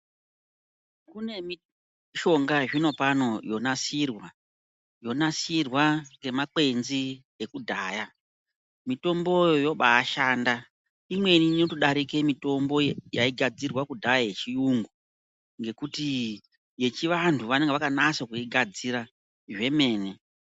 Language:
Ndau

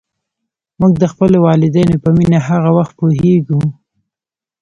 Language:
Pashto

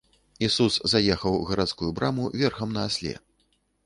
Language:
Belarusian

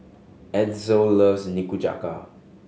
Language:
English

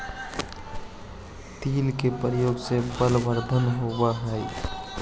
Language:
Magahi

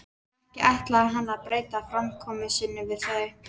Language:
Icelandic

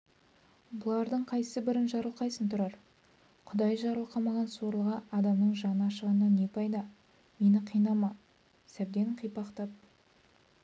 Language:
Kazakh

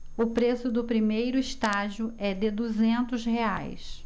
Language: Portuguese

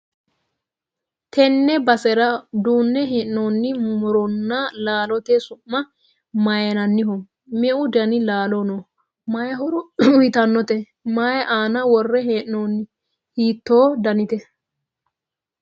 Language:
Sidamo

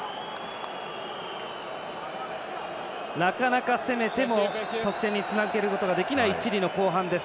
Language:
Japanese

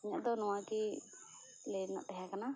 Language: Santali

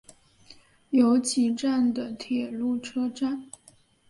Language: Chinese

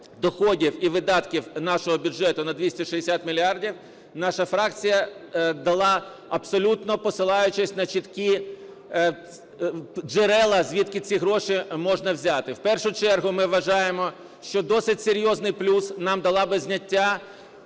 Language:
Ukrainian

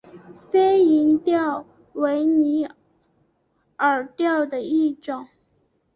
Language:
Chinese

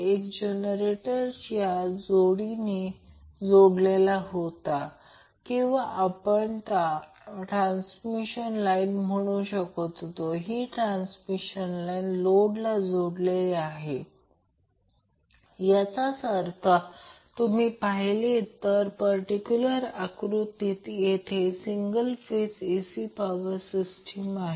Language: Marathi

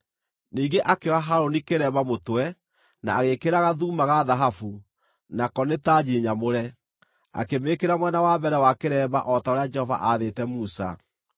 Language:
Kikuyu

